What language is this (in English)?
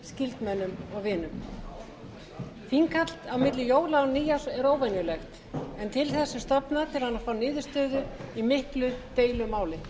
Icelandic